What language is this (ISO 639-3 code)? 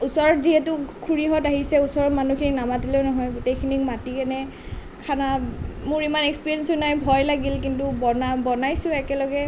asm